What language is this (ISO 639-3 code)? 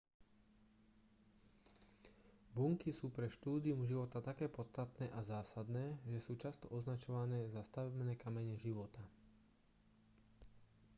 slk